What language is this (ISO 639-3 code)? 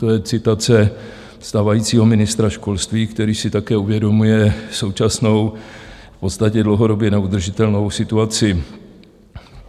ces